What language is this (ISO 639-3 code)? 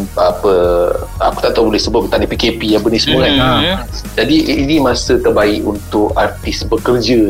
msa